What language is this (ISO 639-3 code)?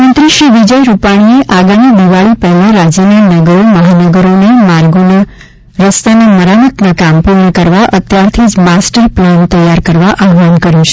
guj